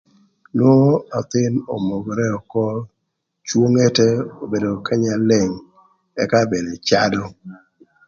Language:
Thur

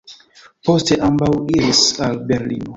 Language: Esperanto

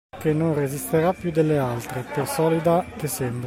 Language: Italian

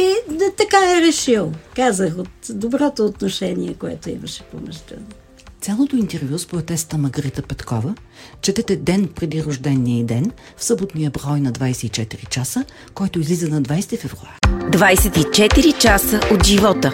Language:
Bulgarian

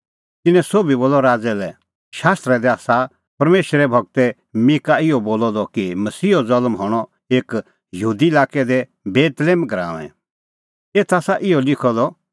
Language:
Kullu Pahari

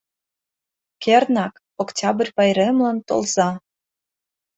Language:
Mari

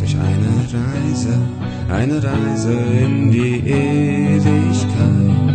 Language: German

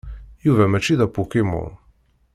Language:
Kabyle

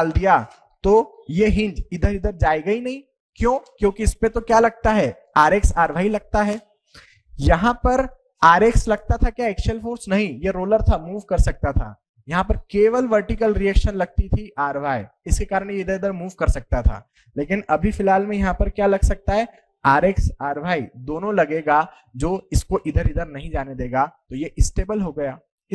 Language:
Hindi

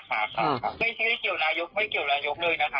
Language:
Thai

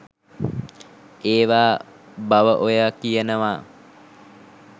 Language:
Sinhala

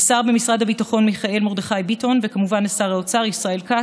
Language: Hebrew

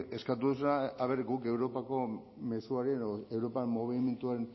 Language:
Basque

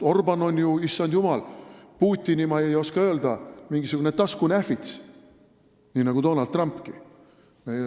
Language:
Estonian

